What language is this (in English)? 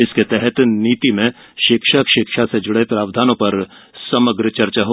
Hindi